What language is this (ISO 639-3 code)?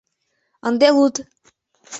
chm